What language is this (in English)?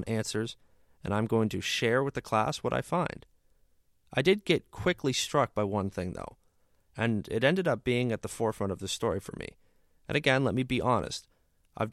English